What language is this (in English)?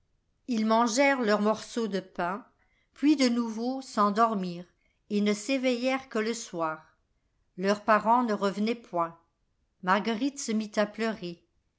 French